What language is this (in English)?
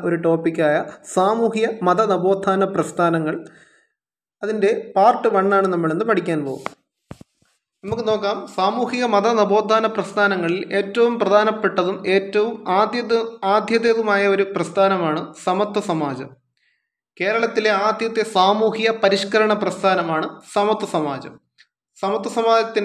Malayalam